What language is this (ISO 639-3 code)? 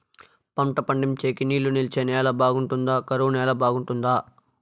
tel